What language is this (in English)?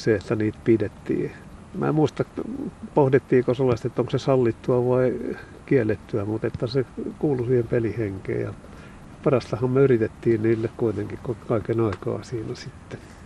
Finnish